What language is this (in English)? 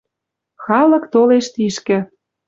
Western Mari